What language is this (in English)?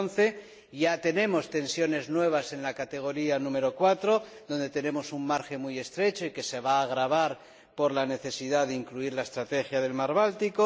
Spanish